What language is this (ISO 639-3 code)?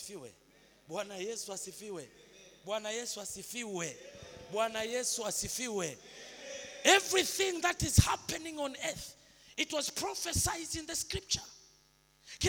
swa